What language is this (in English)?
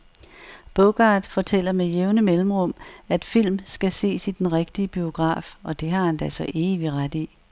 Danish